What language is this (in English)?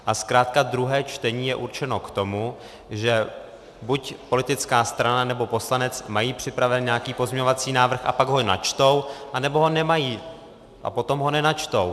Czech